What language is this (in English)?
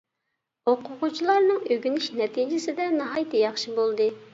Uyghur